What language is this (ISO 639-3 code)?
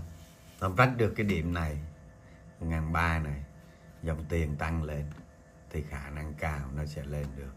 vie